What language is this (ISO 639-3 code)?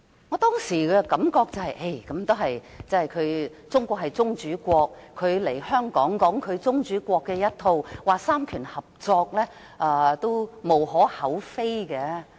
yue